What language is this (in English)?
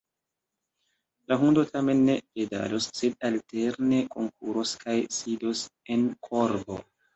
Esperanto